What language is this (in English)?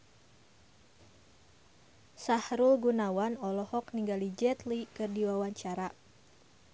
Sundanese